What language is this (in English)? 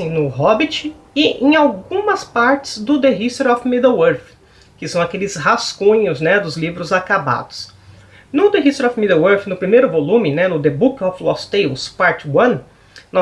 Portuguese